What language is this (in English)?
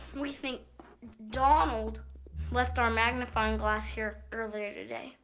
English